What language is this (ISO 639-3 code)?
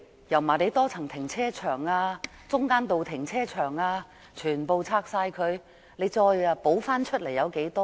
yue